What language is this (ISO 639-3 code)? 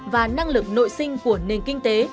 vie